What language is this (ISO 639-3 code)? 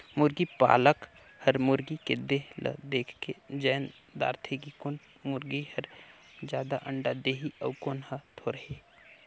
hne